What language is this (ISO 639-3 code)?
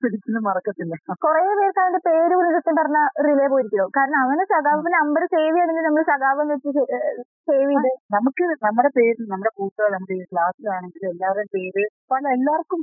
mal